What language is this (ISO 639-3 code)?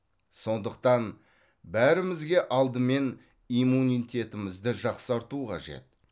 kaz